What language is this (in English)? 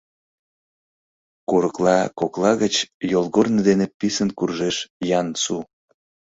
Mari